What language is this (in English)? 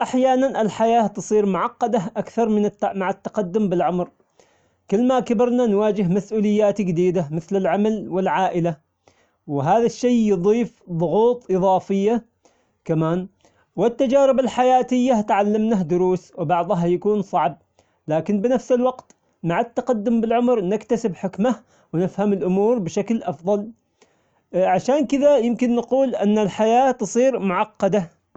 Omani Arabic